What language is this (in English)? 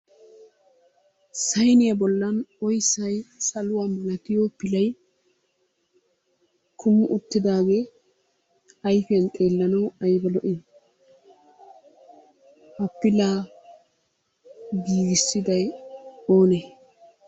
Wolaytta